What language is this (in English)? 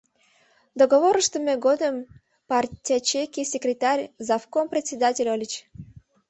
Mari